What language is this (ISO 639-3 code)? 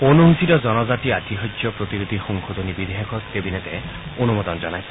asm